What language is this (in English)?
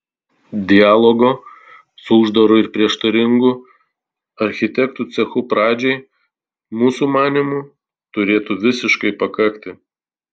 Lithuanian